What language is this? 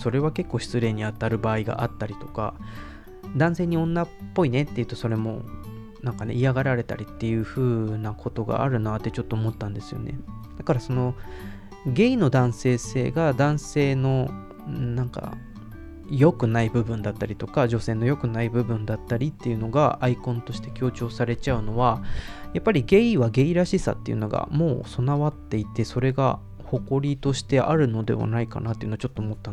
Japanese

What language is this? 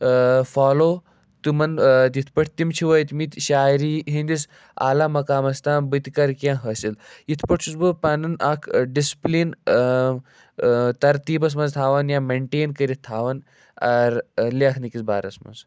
Kashmiri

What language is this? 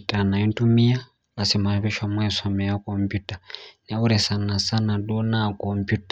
Masai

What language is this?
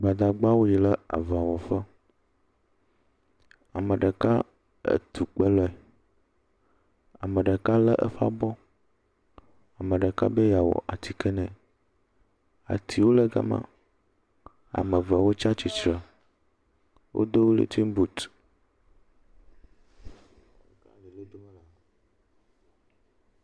Ewe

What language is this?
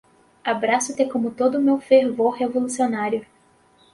Portuguese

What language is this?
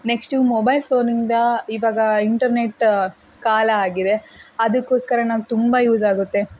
Kannada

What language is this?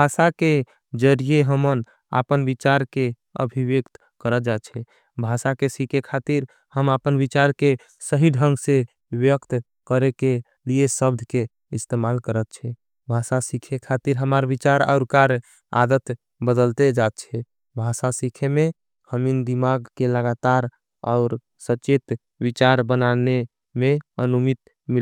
Angika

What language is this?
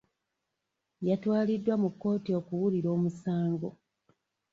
Ganda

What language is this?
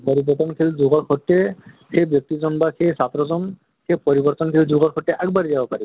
Assamese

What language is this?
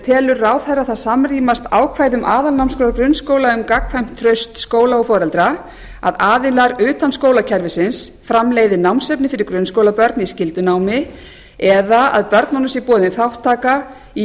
Icelandic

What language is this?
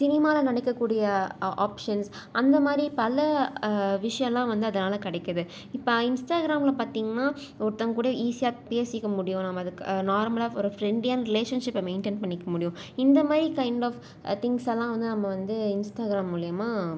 Tamil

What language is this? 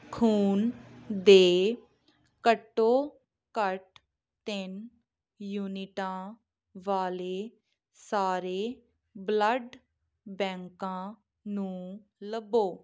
Punjabi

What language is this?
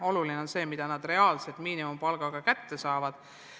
Estonian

